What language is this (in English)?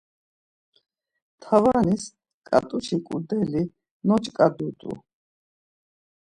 Laz